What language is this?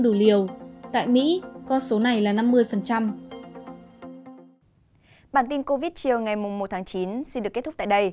Vietnamese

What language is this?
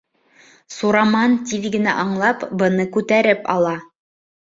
Bashkir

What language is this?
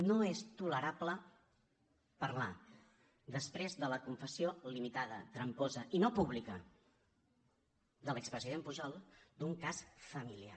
Catalan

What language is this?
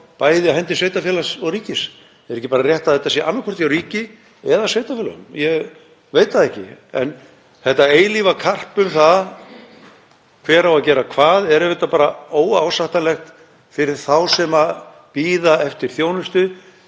Icelandic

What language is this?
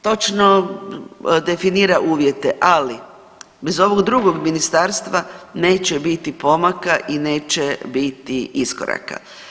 Croatian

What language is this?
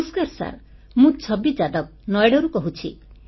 Odia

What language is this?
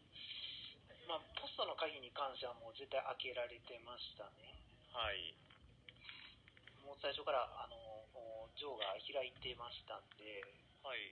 Japanese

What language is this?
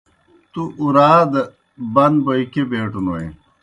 Kohistani Shina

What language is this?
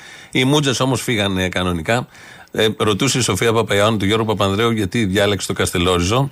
Greek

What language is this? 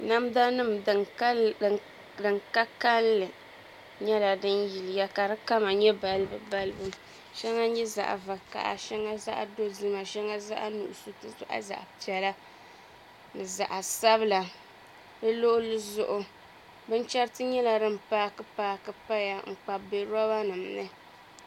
Dagbani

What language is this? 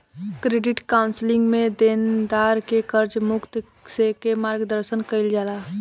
Bhojpuri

